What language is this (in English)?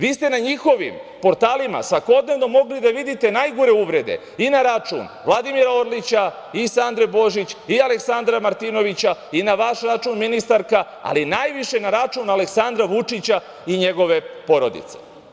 Serbian